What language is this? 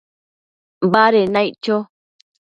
Matsés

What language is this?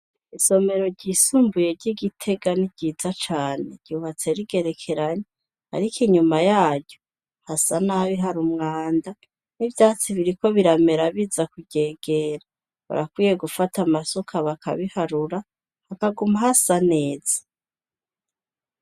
Rundi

